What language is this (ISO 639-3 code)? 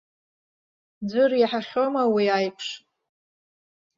abk